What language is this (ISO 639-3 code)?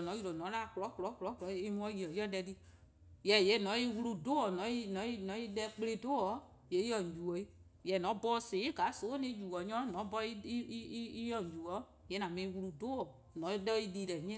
kqo